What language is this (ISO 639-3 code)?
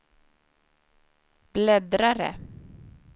swe